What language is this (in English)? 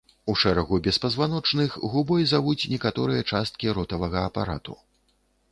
Belarusian